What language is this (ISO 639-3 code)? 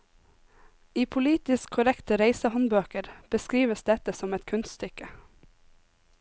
nor